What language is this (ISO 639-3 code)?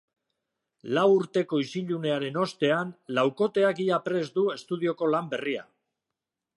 eus